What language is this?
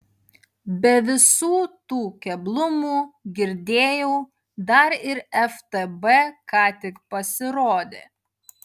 Lithuanian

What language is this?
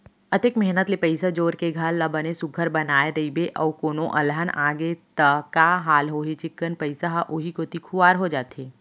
Chhattisgarhi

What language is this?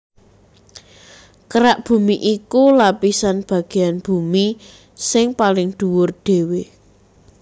Javanese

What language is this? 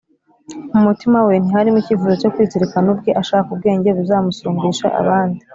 Kinyarwanda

